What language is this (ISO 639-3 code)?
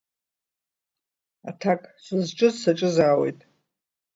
abk